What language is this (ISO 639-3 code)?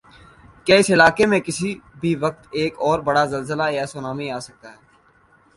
urd